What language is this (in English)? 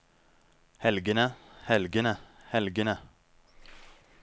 Norwegian